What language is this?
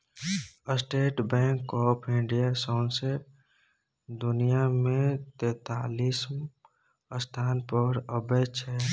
Maithili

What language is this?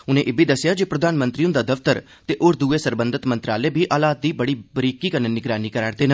Dogri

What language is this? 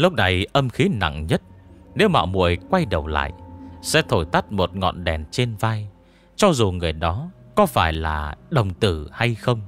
Vietnamese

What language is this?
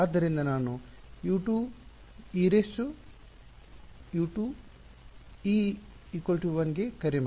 Kannada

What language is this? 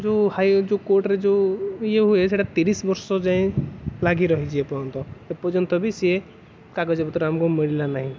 Odia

